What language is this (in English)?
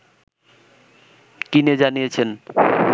Bangla